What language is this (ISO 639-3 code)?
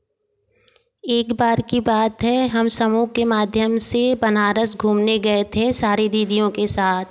hin